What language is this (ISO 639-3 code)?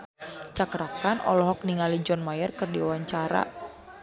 sun